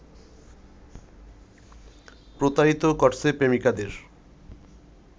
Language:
Bangla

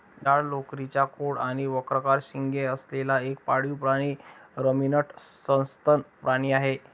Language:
Marathi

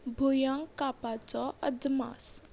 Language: Konkani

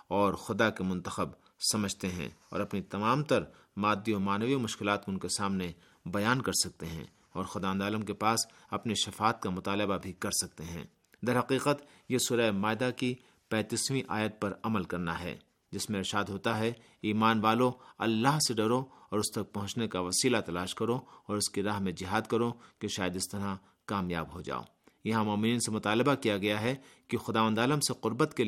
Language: Urdu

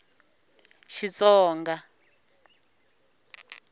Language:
Tsonga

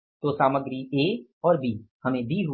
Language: Hindi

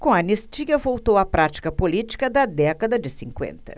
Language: Portuguese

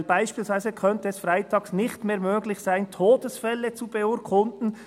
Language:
Swiss German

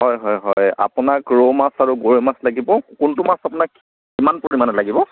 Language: Assamese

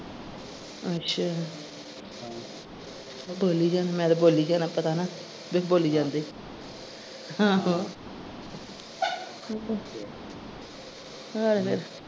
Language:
Punjabi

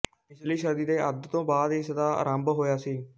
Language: Punjabi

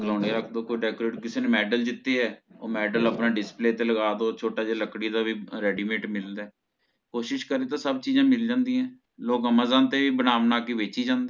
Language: Punjabi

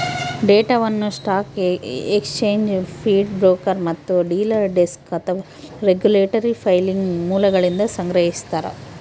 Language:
Kannada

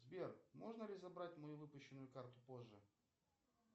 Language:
Russian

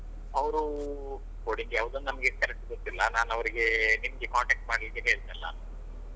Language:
Kannada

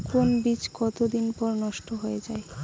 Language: Bangla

